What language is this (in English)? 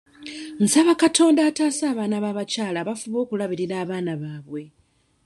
Ganda